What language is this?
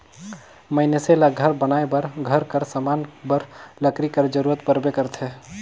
Chhattisgarhi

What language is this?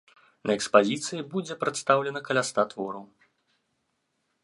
Belarusian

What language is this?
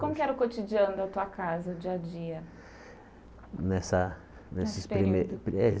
Portuguese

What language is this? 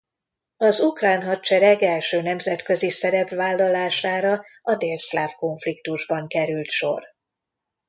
Hungarian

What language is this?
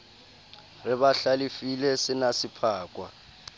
Southern Sotho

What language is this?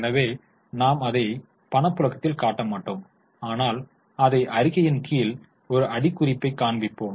Tamil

